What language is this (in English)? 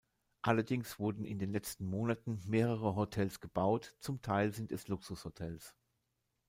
German